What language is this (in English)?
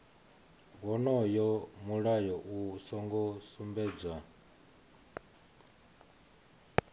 Venda